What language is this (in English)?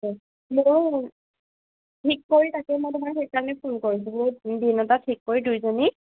Assamese